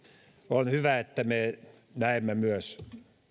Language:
Finnish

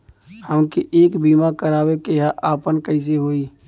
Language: Bhojpuri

